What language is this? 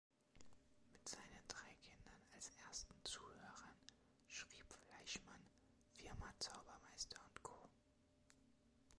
German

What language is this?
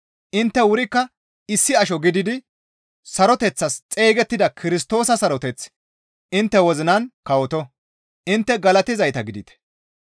Gamo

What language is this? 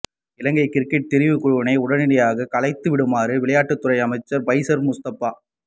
Tamil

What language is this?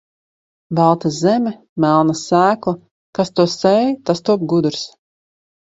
Latvian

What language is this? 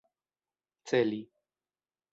Esperanto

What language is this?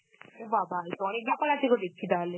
Bangla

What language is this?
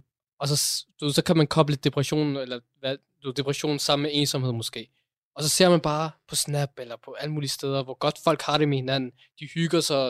Danish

